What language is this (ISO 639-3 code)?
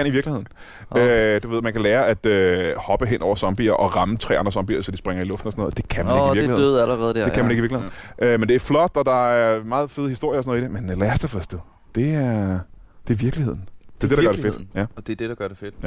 dan